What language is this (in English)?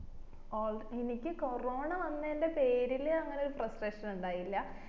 Malayalam